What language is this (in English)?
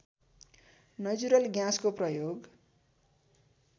Nepali